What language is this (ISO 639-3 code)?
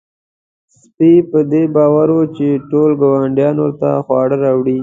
pus